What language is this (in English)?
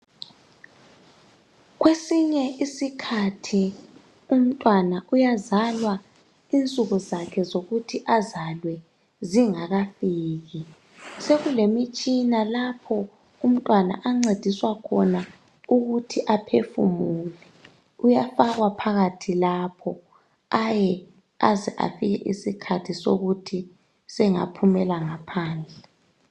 North Ndebele